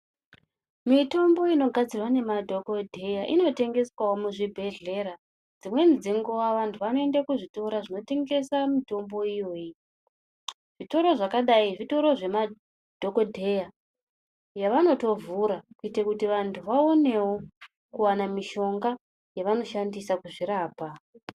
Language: Ndau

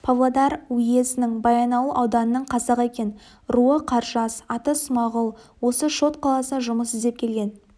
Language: Kazakh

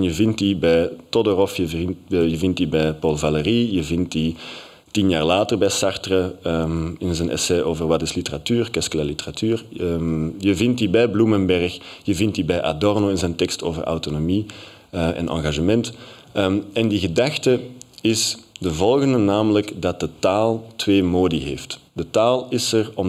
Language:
Dutch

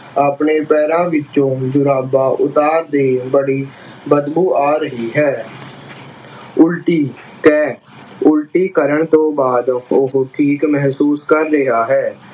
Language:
Punjabi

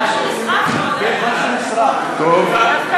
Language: Hebrew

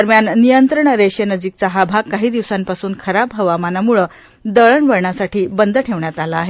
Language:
Marathi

